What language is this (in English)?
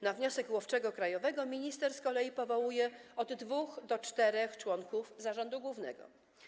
Polish